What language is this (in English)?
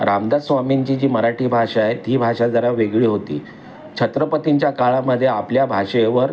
Marathi